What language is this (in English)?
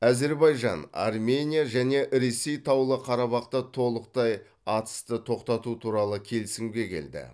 Kazakh